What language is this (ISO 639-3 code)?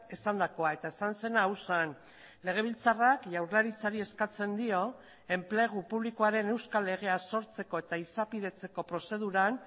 eus